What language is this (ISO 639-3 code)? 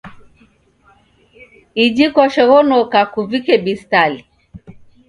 dav